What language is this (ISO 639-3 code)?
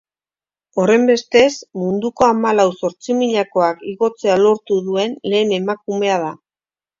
eus